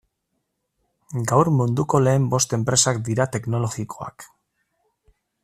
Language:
Basque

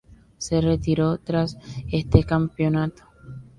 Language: Spanish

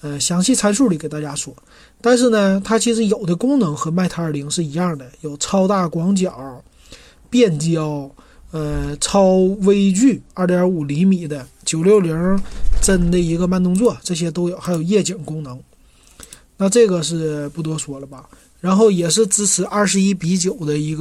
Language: Chinese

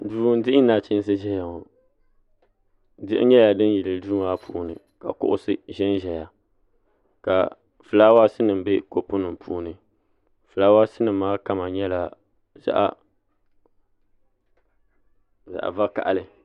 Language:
Dagbani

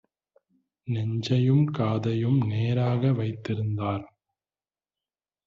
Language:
Tamil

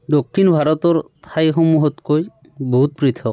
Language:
Assamese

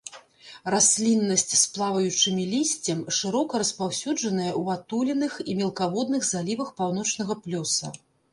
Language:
Belarusian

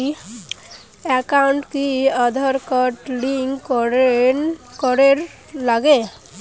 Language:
Bangla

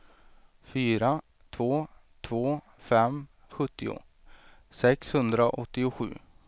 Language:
Swedish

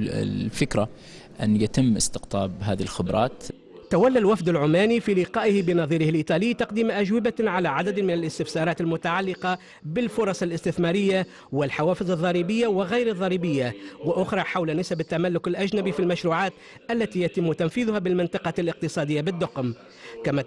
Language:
Arabic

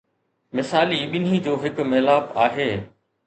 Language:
Sindhi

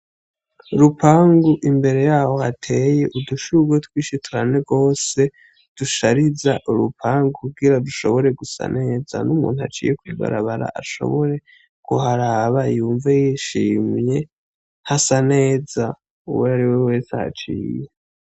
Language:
Rundi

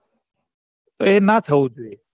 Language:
Gujarati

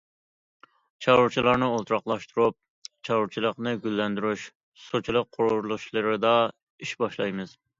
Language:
Uyghur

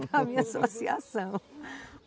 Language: Portuguese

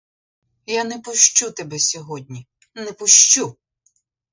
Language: Ukrainian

